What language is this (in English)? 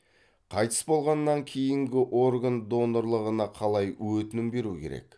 Kazakh